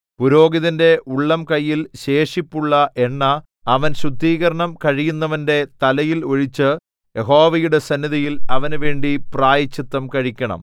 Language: Malayalam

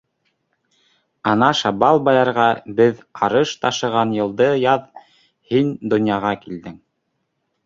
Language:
Bashkir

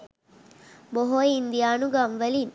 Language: Sinhala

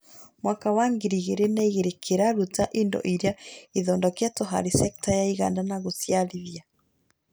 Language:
Kikuyu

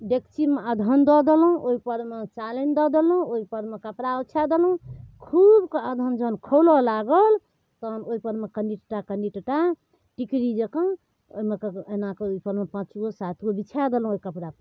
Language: Maithili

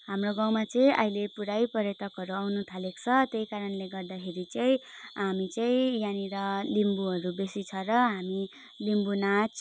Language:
Nepali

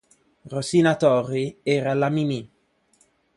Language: Italian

